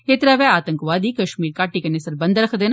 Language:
Dogri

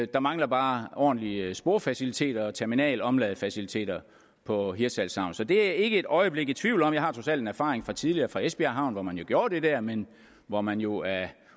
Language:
Danish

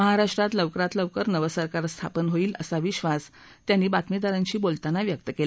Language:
Marathi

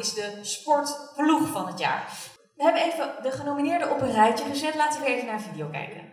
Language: Dutch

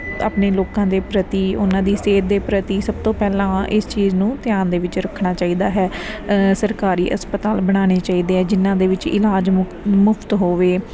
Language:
Punjabi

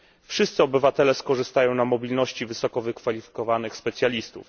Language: Polish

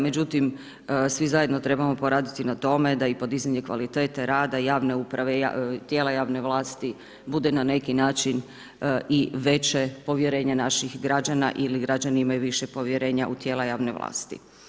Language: Croatian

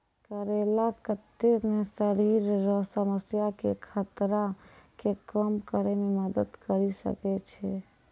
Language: Maithili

